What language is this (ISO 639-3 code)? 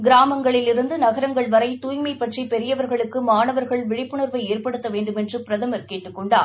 tam